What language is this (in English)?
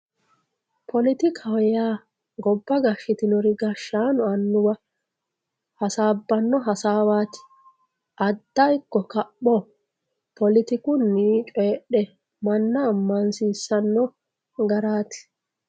Sidamo